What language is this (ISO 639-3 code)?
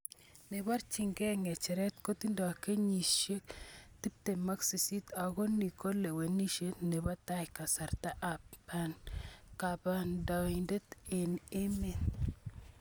kln